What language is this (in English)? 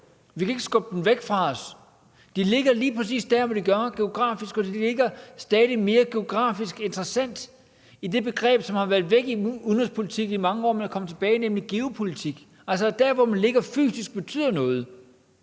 Danish